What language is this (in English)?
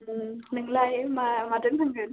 Bodo